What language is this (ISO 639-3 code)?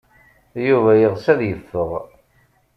kab